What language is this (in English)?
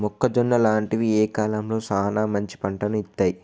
Telugu